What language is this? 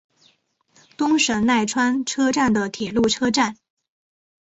Chinese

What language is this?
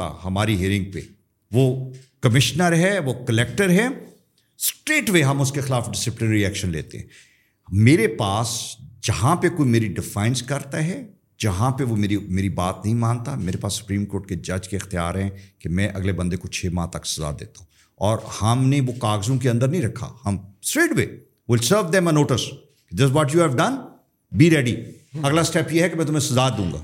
Urdu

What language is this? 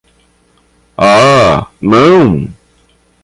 Portuguese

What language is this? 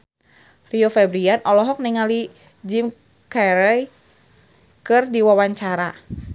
Sundanese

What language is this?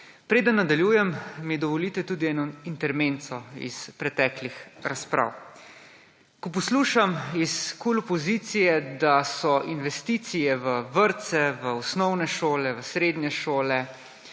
Slovenian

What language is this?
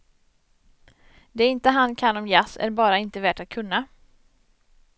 Swedish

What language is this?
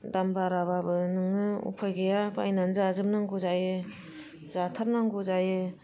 Bodo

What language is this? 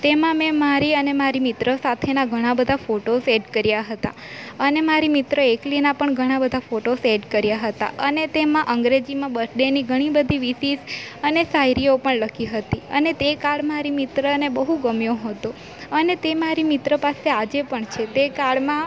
Gujarati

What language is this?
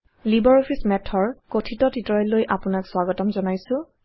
Assamese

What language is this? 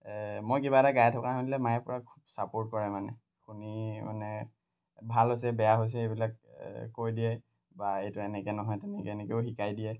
Assamese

